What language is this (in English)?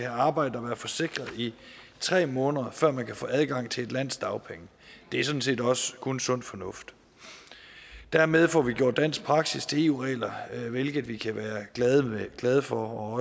Danish